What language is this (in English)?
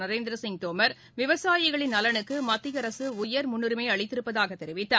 Tamil